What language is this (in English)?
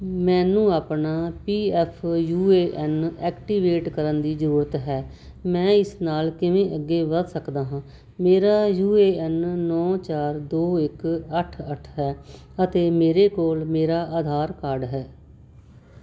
Punjabi